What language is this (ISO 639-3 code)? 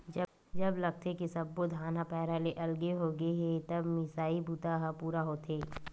hne